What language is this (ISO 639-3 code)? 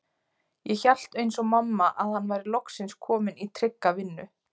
isl